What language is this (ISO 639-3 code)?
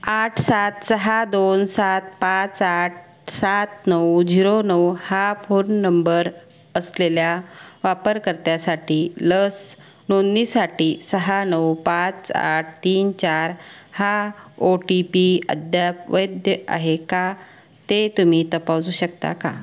mar